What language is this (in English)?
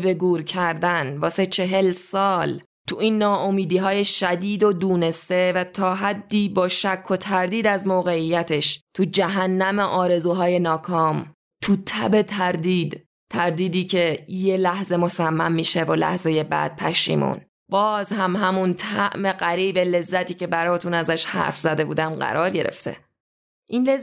Persian